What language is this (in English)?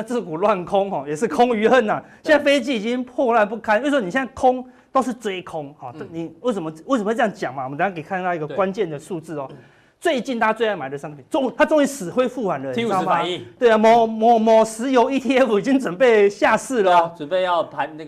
Chinese